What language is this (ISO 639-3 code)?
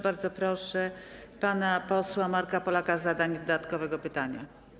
pol